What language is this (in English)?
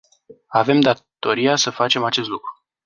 Romanian